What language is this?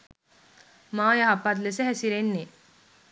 Sinhala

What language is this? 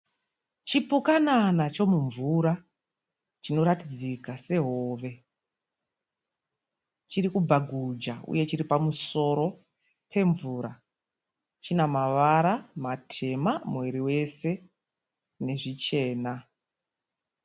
Shona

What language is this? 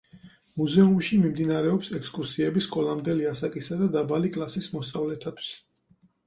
Georgian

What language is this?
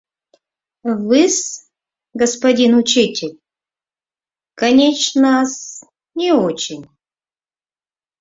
Mari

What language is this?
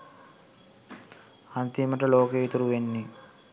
Sinhala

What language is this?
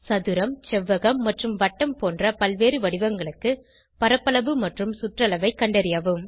Tamil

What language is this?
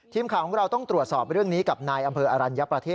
Thai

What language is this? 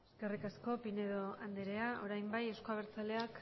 Basque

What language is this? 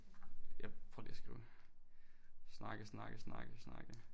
Danish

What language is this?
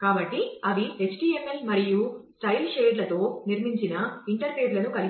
Telugu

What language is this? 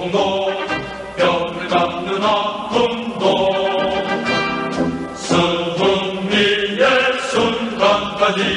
Korean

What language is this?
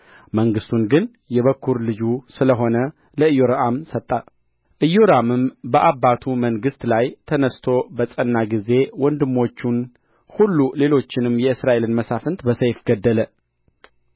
Amharic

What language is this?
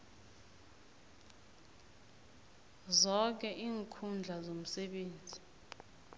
South Ndebele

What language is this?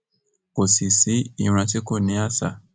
Yoruba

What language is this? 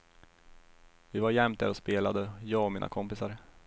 Swedish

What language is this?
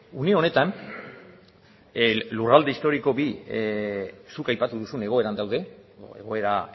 Basque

